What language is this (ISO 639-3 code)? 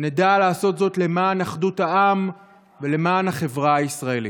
heb